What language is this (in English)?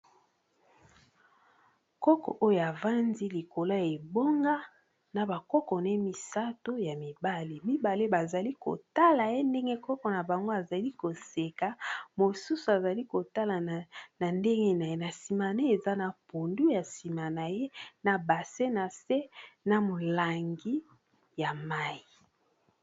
Lingala